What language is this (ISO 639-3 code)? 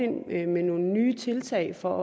dan